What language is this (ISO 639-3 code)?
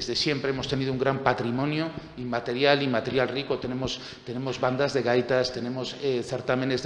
spa